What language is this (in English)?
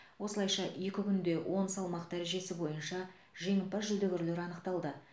Kazakh